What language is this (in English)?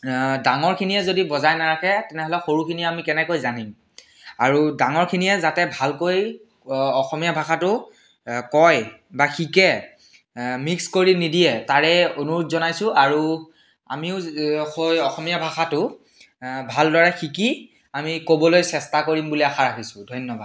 Assamese